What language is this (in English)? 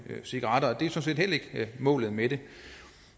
Danish